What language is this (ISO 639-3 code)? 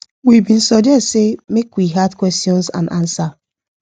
pcm